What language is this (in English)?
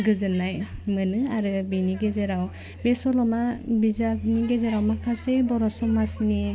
Bodo